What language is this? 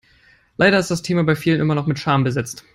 English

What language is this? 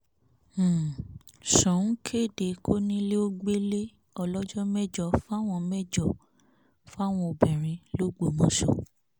Yoruba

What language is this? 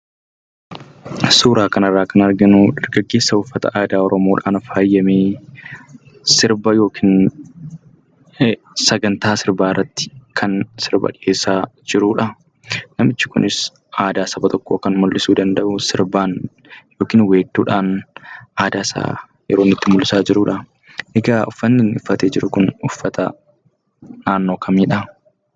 Oromo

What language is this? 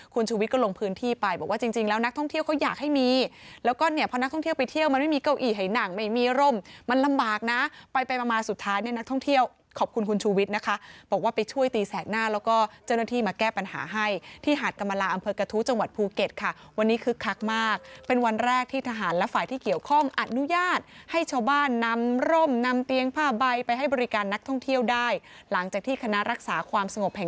Thai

